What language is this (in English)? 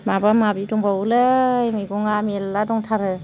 Bodo